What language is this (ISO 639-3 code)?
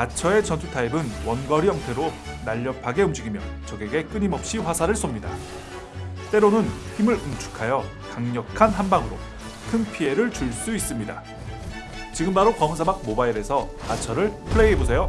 kor